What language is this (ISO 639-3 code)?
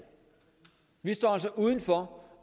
dan